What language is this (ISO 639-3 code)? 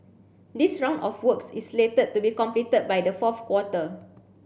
eng